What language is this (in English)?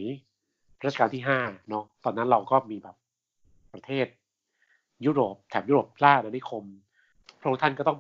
Thai